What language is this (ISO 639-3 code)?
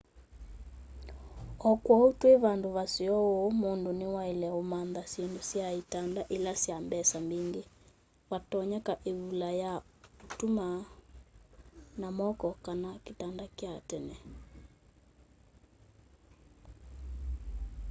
kam